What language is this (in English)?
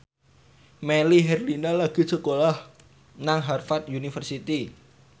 Javanese